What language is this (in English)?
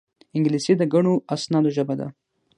Pashto